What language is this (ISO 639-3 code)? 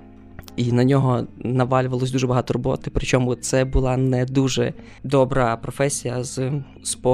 ukr